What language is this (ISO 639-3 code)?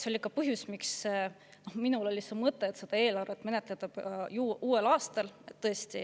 est